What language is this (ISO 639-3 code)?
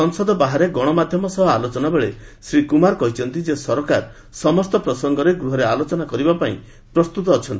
ori